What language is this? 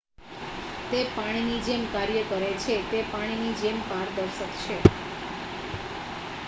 Gujarati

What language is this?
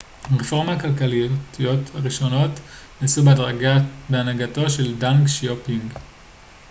Hebrew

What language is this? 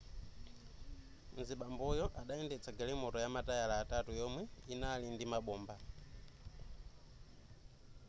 Nyanja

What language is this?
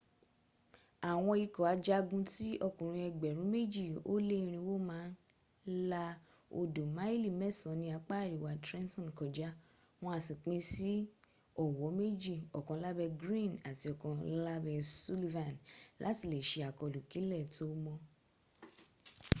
Yoruba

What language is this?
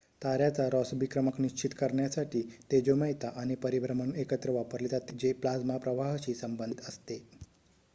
Marathi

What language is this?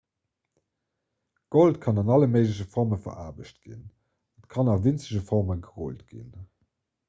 Luxembourgish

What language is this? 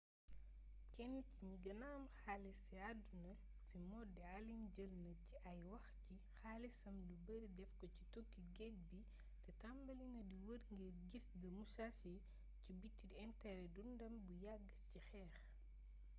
Wolof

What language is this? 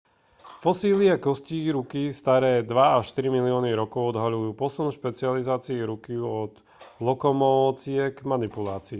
Slovak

